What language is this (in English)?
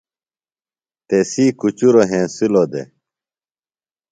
Phalura